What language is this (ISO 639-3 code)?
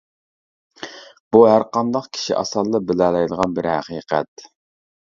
uig